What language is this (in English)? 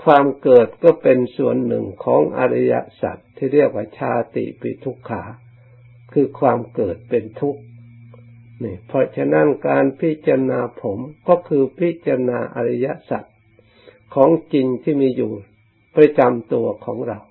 Thai